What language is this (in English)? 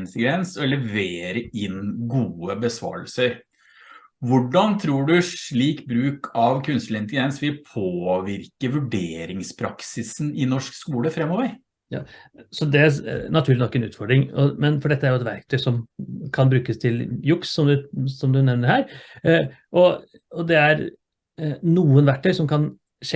Norwegian